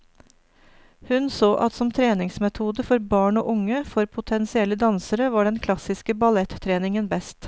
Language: Norwegian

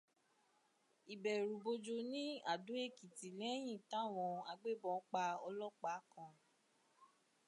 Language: Yoruba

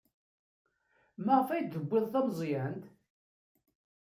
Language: Kabyle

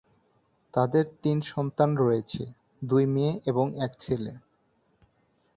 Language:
Bangla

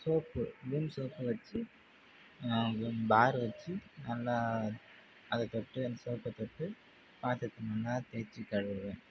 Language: Tamil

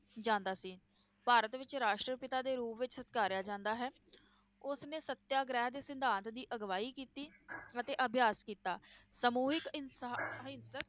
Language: Punjabi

